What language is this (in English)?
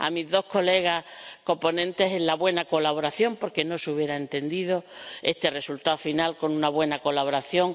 Spanish